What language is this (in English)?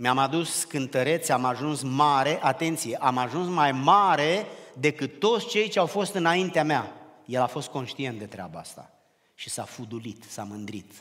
Romanian